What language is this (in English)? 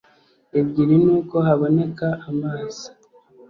Kinyarwanda